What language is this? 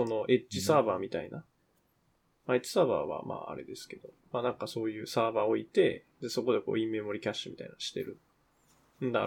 Japanese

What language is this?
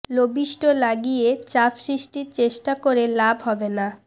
Bangla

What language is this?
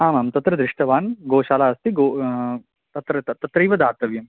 Sanskrit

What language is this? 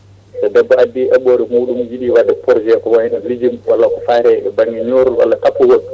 Fula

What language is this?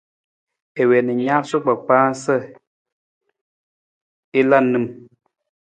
Nawdm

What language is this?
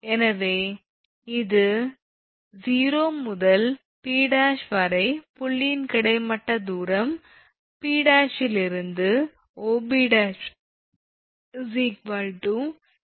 Tamil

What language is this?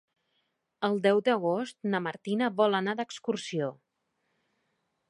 Catalan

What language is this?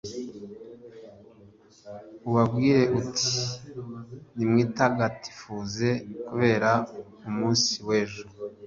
Kinyarwanda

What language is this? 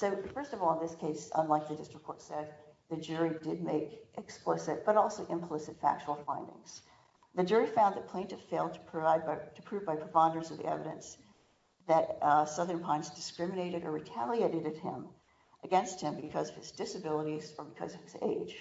English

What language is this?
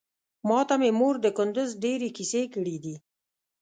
Pashto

